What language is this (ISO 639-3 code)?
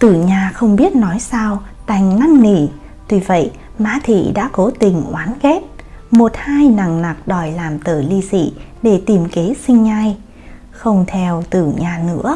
vie